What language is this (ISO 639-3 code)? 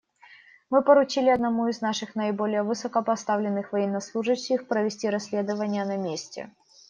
rus